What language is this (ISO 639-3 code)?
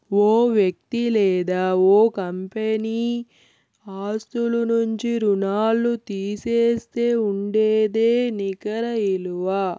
tel